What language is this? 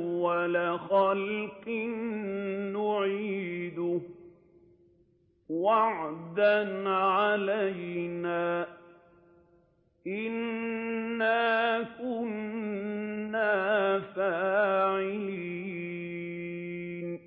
Arabic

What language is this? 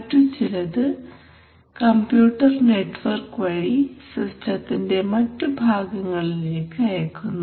Malayalam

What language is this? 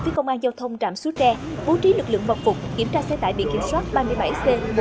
Vietnamese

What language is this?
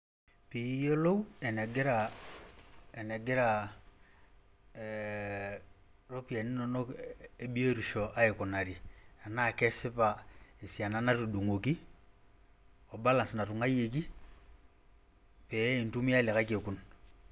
Masai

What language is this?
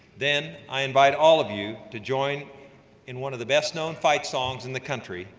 English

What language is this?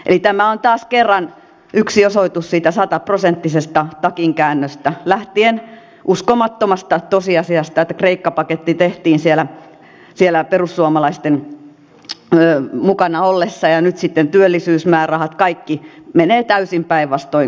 Finnish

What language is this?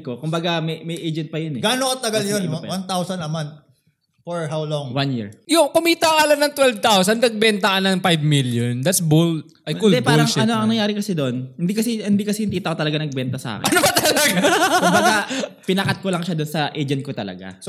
Filipino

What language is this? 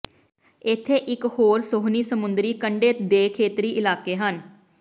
Punjabi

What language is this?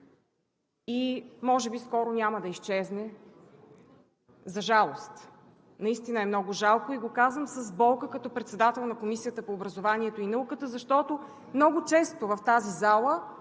Bulgarian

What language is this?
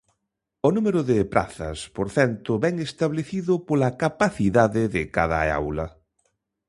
Galician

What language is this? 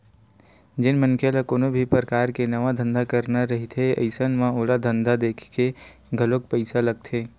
Chhattisgarhi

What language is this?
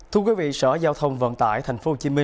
Vietnamese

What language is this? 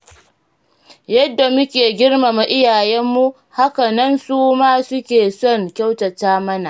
Hausa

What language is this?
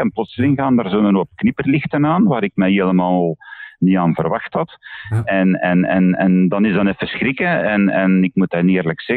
Dutch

